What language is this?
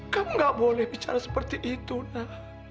Indonesian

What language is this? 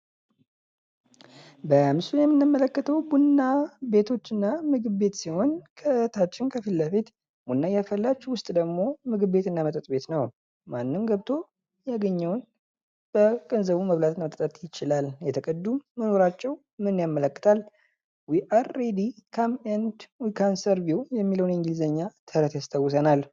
Amharic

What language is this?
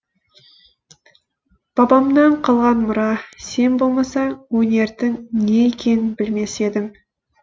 Kazakh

